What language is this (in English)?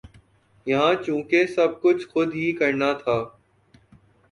Urdu